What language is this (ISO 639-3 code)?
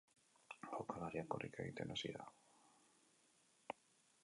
eus